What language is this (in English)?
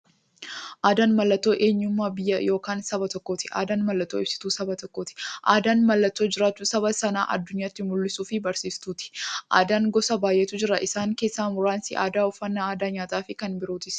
Oromo